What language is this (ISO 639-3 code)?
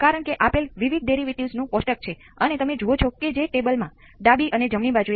guj